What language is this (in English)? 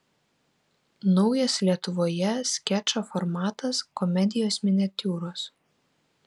Lithuanian